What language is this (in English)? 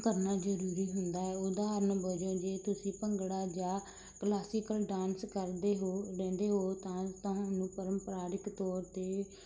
Punjabi